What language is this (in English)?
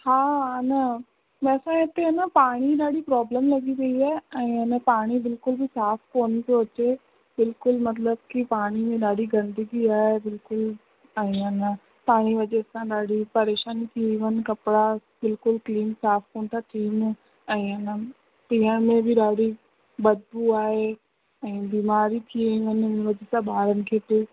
Sindhi